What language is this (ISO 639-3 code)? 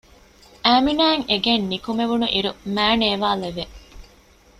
div